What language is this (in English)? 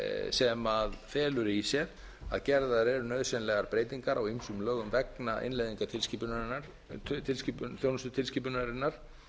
Icelandic